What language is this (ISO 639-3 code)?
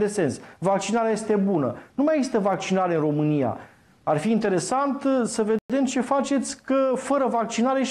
ron